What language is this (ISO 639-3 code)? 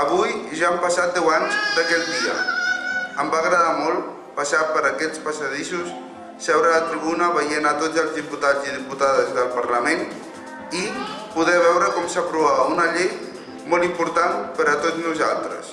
cat